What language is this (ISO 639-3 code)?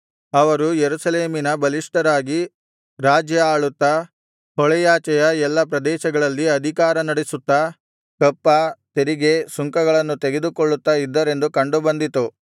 kan